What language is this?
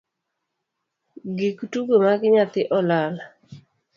Luo (Kenya and Tanzania)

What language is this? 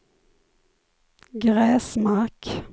Swedish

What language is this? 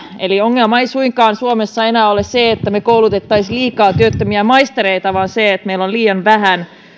Finnish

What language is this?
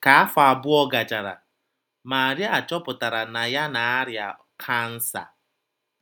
Igbo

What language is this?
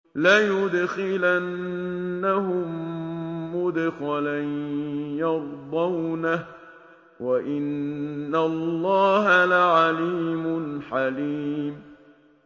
Arabic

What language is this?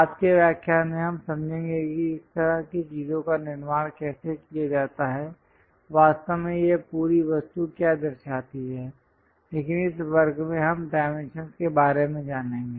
Hindi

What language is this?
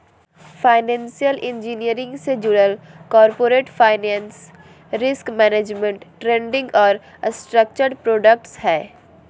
Magahi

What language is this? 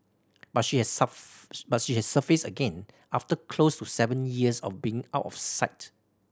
English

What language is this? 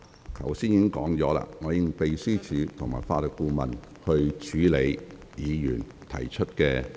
Cantonese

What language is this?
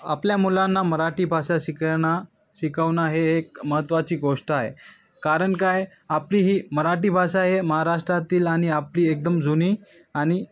Marathi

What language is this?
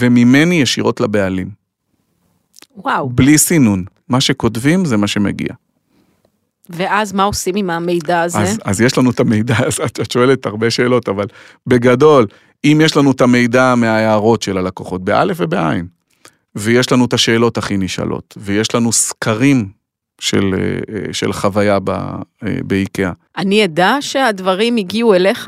Hebrew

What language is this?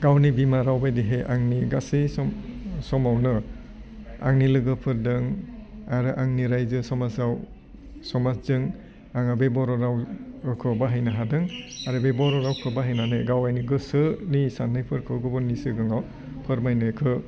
Bodo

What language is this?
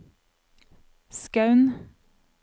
Norwegian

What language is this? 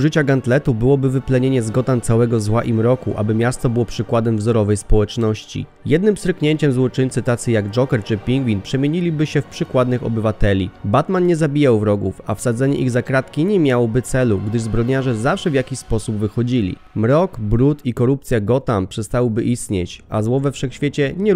Polish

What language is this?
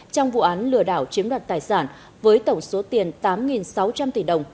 Vietnamese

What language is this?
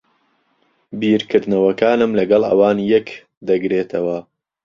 Central Kurdish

